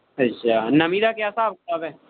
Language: Punjabi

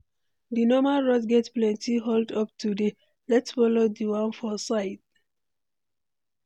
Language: Nigerian Pidgin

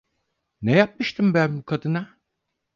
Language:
Turkish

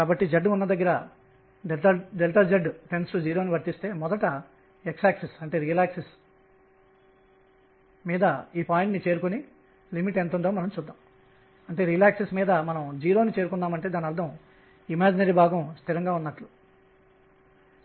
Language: Telugu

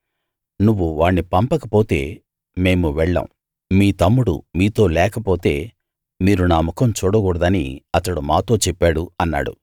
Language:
Telugu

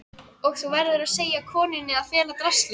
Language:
Icelandic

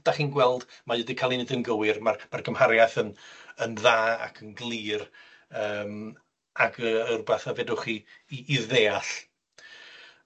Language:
Welsh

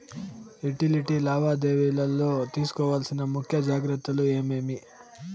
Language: Telugu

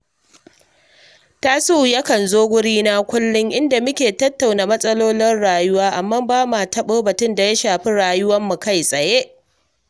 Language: Hausa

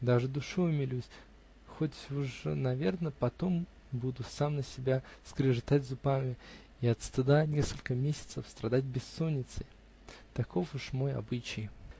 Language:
Russian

